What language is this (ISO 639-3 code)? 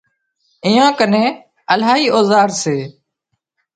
kxp